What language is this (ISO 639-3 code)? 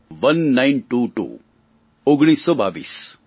guj